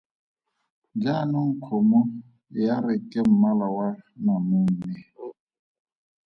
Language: Tswana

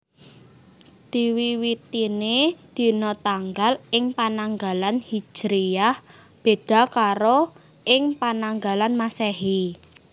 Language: Javanese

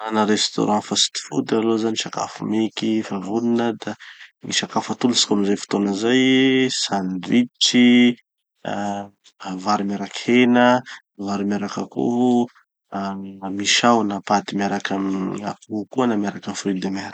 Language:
Tanosy Malagasy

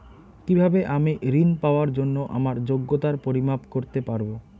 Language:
Bangla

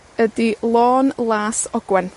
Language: Welsh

